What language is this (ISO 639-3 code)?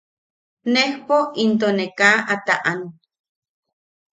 yaq